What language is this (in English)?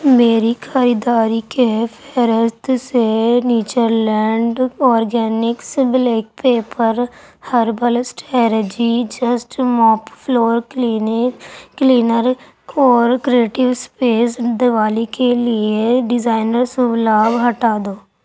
Urdu